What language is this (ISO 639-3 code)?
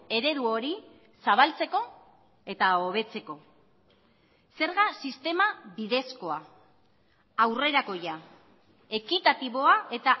eus